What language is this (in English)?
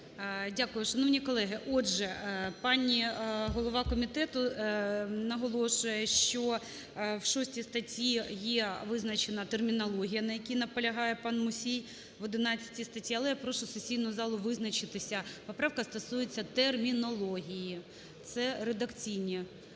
Ukrainian